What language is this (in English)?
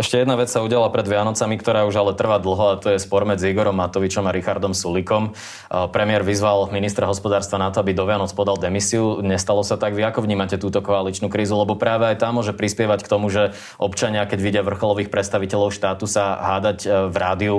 Slovak